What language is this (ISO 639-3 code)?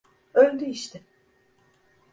tur